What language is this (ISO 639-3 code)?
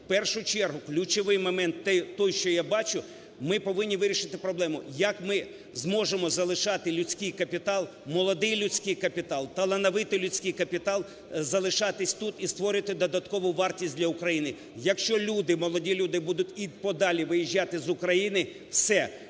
ukr